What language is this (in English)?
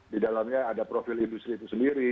Indonesian